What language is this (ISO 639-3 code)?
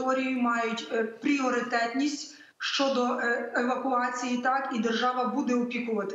ukr